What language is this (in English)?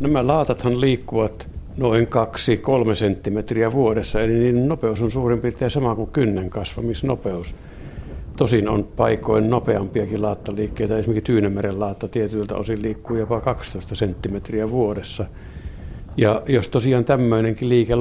Finnish